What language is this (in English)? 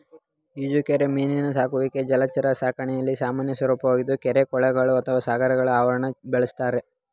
Kannada